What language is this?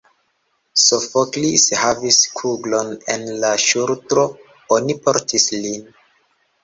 Esperanto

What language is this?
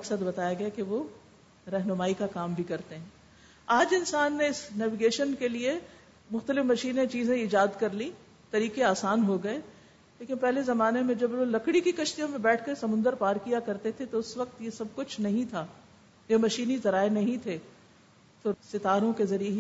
Urdu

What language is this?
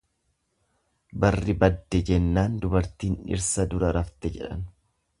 Oromo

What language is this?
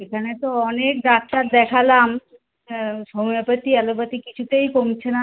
Bangla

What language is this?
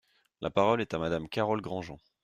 French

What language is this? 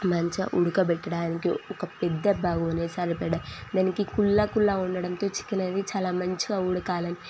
Telugu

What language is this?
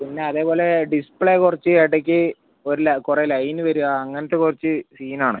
Malayalam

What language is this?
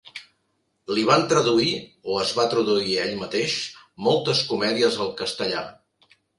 Catalan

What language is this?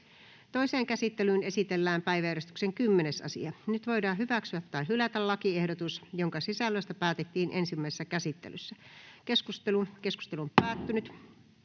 Finnish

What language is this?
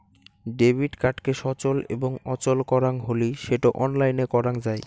Bangla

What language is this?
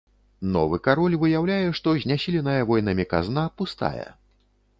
Belarusian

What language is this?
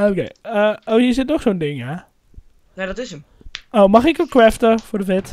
Dutch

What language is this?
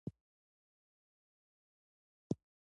Pashto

